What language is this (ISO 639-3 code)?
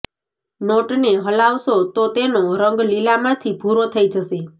guj